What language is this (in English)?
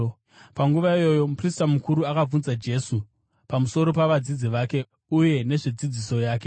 Shona